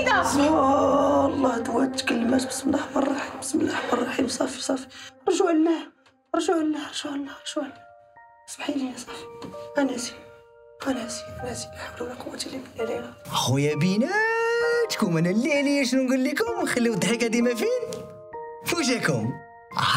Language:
Arabic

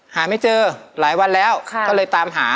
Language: Thai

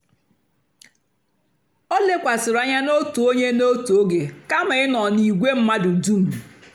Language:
Igbo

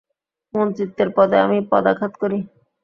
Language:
Bangla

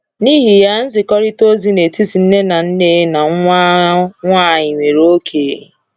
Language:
Igbo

